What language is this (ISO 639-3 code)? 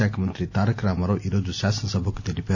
tel